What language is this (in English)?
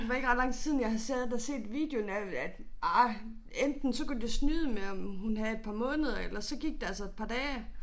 Danish